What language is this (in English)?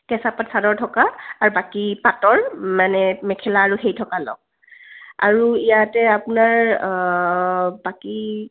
Assamese